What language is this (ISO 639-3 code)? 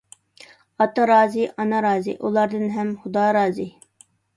uig